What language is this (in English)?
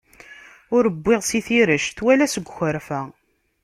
Kabyle